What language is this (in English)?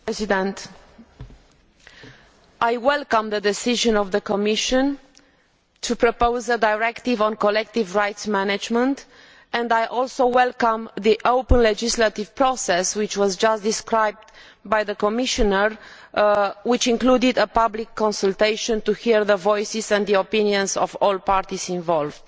English